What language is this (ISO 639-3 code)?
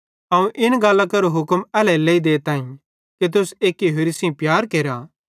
bhd